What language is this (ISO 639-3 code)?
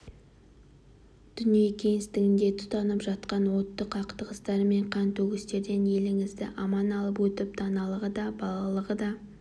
kaz